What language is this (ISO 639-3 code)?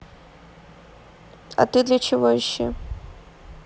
rus